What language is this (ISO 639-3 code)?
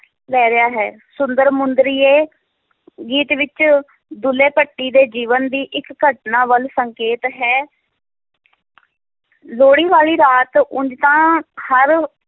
pan